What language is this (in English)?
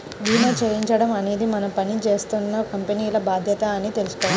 Telugu